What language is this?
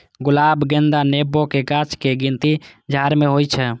Maithili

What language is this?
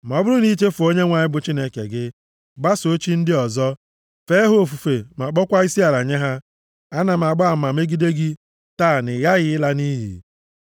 Igbo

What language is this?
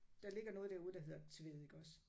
Danish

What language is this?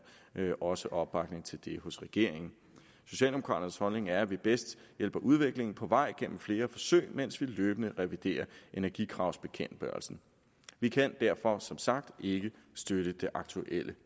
Danish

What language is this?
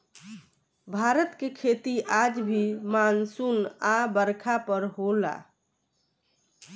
Bhojpuri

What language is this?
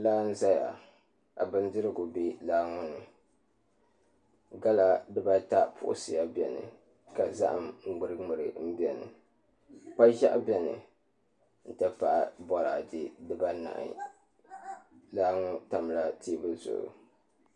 Dagbani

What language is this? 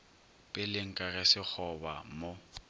Northern Sotho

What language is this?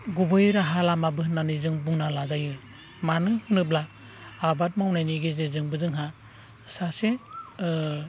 Bodo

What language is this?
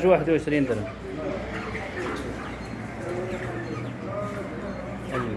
Arabic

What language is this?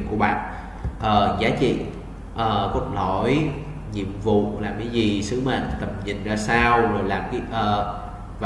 Vietnamese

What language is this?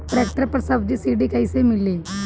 Bhojpuri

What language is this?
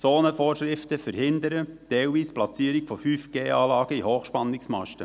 Swiss German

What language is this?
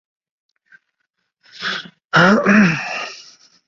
Chinese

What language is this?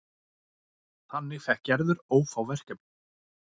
Icelandic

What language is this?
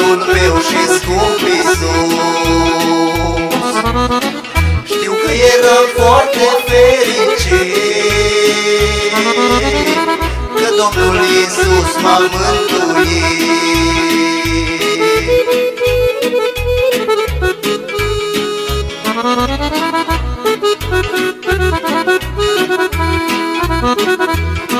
Romanian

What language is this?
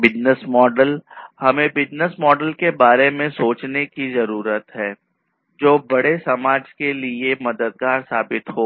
Hindi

